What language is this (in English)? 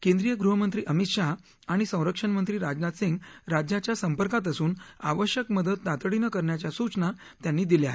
Marathi